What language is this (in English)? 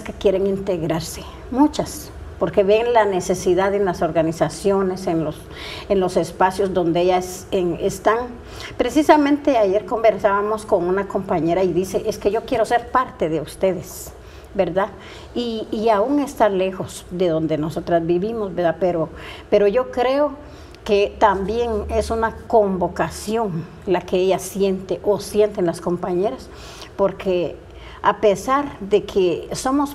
Spanish